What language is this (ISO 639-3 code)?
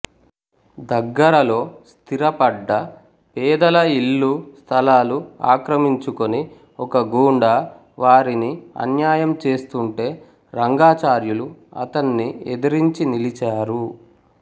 tel